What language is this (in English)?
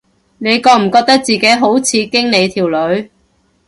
Cantonese